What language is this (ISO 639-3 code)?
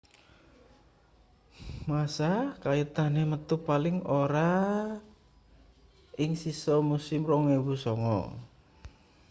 jav